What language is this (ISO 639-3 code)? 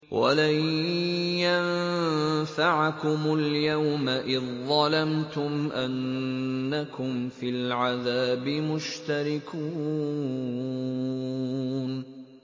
ara